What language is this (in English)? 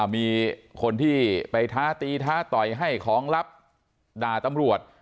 Thai